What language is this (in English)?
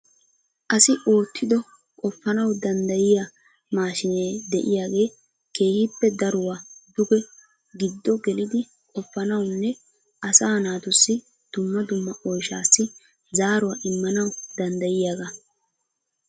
Wolaytta